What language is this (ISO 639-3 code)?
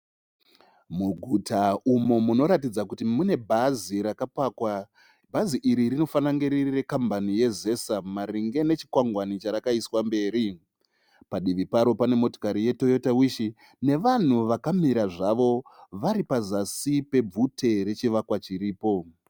sna